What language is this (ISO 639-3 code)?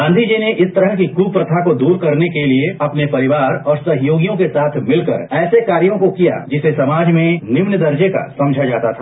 hin